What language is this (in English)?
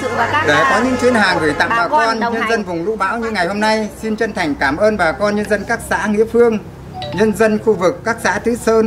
Vietnamese